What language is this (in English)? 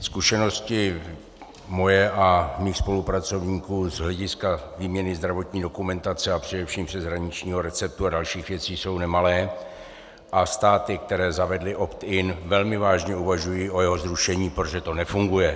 Czech